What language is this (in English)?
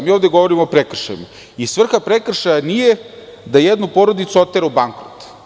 Serbian